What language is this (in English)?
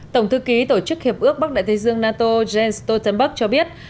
Vietnamese